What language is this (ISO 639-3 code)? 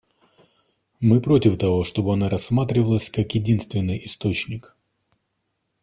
rus